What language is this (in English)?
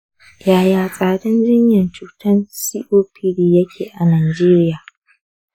Hausa